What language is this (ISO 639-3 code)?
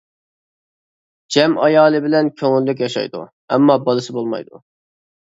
uig